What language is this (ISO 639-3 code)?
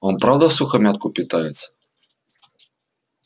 rus